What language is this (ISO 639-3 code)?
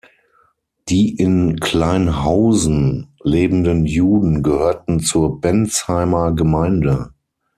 deu